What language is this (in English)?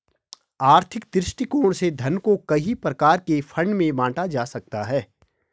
Hindi